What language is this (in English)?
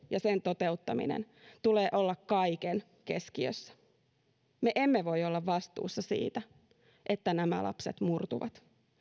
Finnish